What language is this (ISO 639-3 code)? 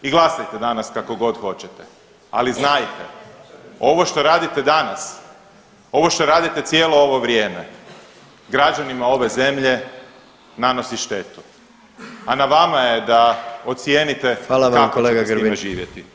hrv